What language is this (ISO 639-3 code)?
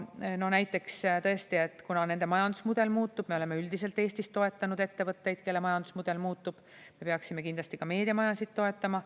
est